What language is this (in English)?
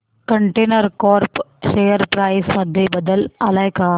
Marathi